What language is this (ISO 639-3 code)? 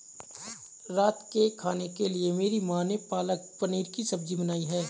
hin